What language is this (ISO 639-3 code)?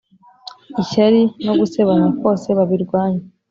kin